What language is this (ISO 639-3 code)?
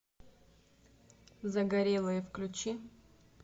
rus